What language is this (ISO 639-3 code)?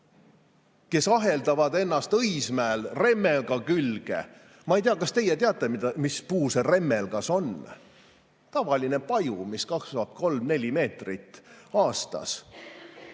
est